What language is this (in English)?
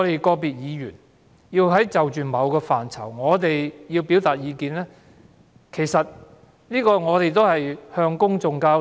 Cantonese